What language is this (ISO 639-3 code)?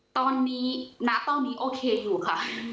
tha